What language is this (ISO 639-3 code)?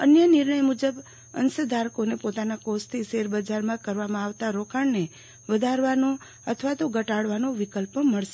guj